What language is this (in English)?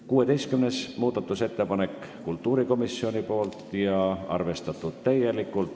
Estonian